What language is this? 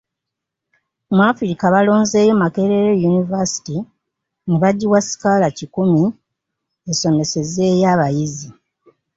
Ganda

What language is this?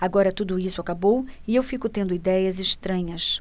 Portuguese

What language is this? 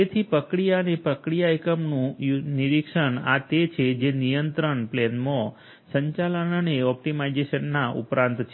Gujarati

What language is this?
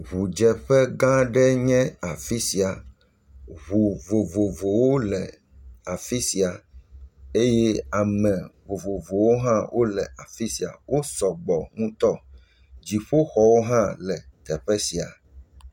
Ewe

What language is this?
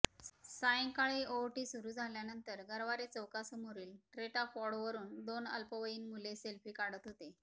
Marathi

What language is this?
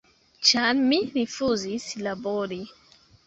Esperanto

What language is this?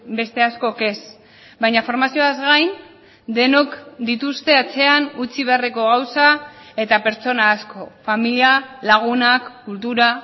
Basque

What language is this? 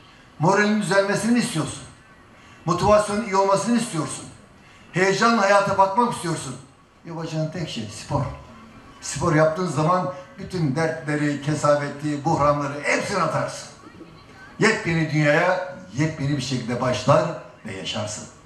Turkish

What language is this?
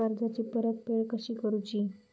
Marathi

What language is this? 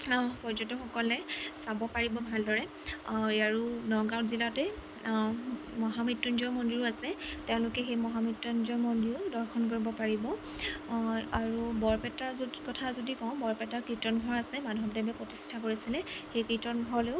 Assamese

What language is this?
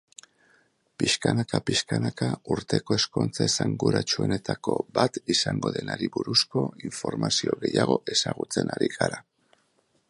Basque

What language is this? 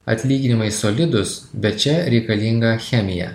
Lithuanian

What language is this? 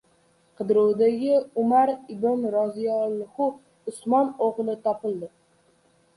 Uzbek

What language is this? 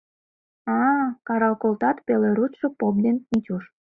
Mari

